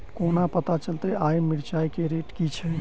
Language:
Maithili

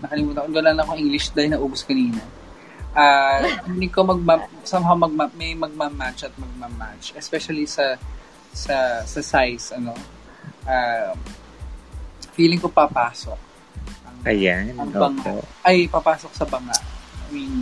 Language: Filipino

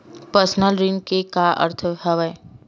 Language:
Chhattisgarhi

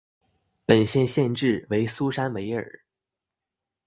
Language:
Chinese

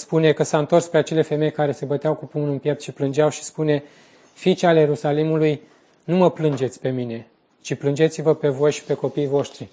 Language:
Romanian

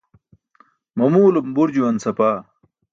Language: Burushaski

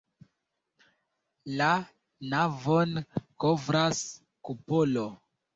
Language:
Esperanto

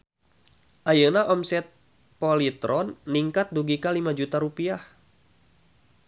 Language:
Sundanese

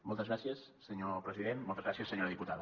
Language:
Catalan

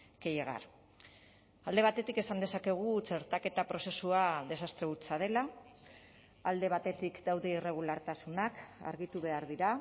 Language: Basque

